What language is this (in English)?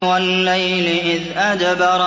Arabic